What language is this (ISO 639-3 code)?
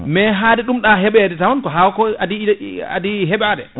ful